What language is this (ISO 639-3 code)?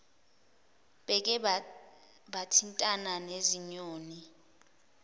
zul